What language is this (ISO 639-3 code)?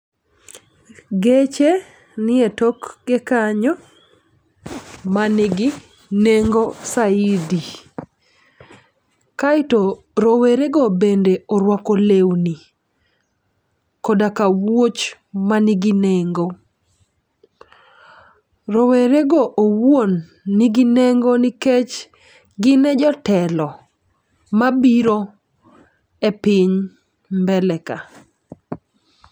luo